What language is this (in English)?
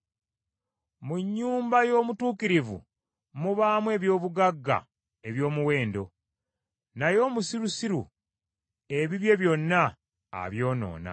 Ganda